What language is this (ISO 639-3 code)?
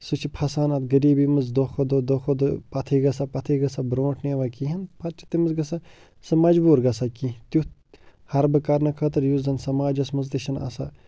kas